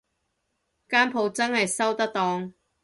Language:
Cantonese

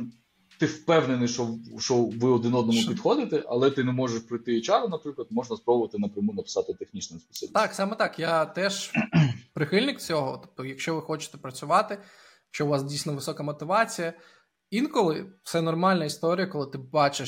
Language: Ukrainian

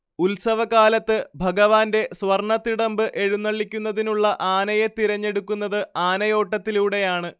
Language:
Malayalam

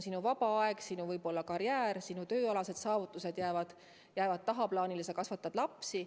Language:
Estonian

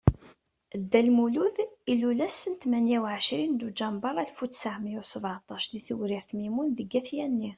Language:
Kabyle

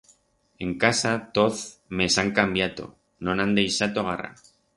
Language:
Aragonese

